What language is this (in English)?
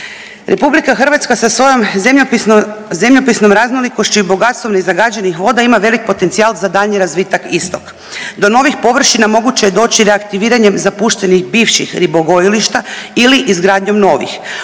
Croatian